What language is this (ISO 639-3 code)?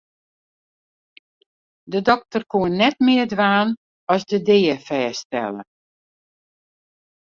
fry